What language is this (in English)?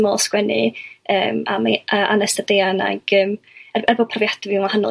Welsh